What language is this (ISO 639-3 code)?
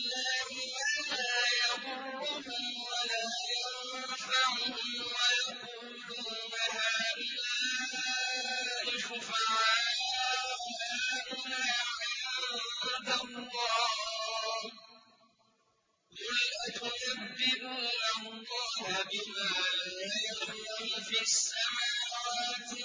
ara